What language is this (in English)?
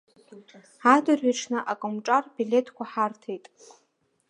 Abkhazian